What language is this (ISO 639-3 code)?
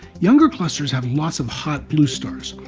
eng